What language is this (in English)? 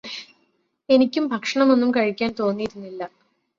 Malayalam